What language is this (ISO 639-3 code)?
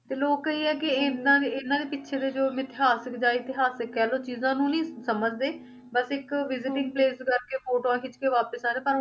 pan